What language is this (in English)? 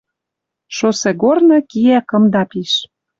Western Mari